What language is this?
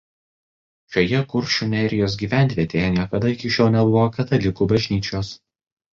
Lithuanian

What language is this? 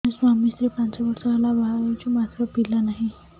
Odia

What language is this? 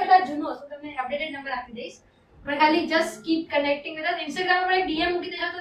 Gujarati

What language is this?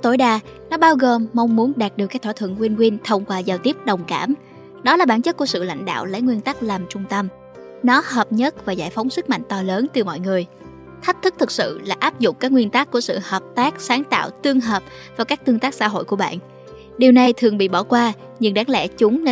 Vietnamese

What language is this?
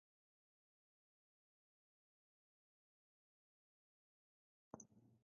Welsh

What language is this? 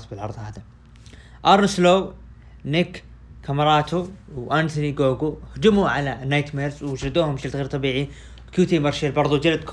Arabic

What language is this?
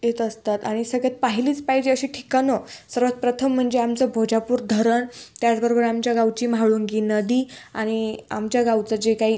Marathi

